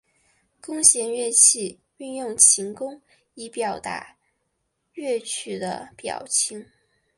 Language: Chinese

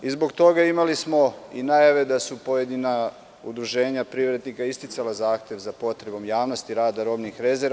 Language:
Serbian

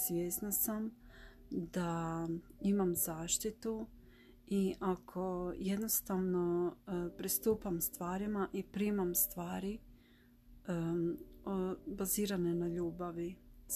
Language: Croatian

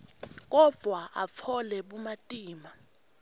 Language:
Swati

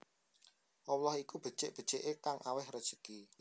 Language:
Javanese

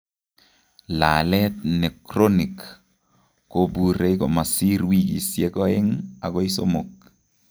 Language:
Kalenjin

